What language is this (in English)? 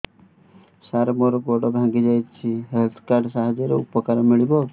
Odia